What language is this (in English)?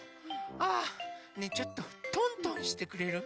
Japanese